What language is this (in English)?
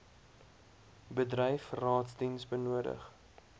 Afrikaans